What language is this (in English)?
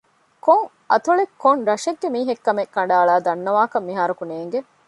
Divehi